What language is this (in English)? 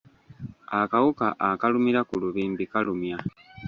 Ganda